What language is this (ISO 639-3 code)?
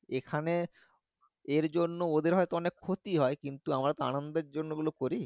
ben